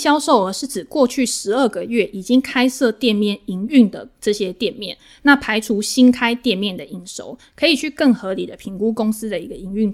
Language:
Chinese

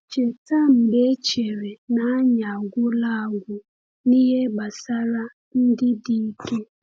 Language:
Igbo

